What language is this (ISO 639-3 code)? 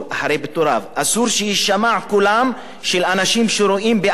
heb